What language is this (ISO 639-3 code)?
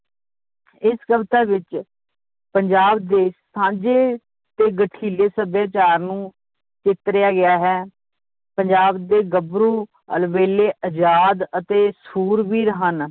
pan